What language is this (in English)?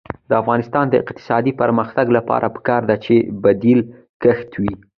Pashto